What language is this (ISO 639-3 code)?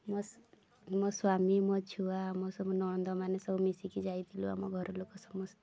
ori